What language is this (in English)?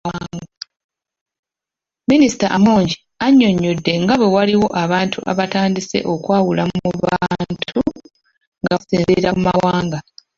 Ganda